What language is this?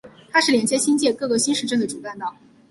Chinese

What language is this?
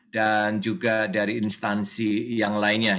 Indonesian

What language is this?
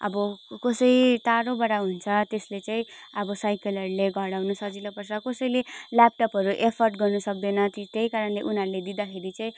Nepali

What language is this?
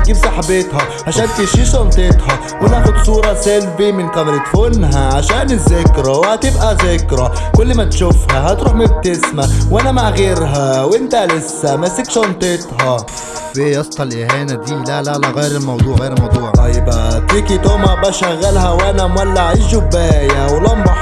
Arabic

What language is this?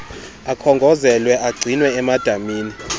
Xhosa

